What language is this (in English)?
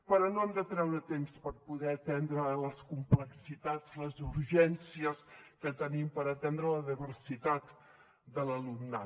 Catalan